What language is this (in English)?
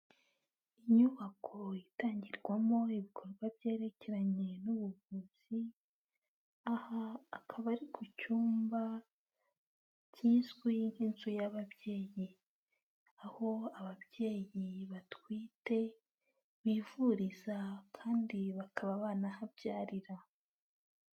Kinyarwanda